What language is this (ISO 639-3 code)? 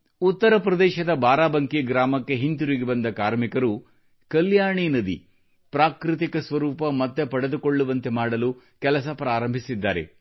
kan